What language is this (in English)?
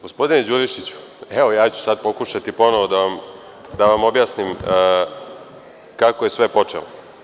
Serbian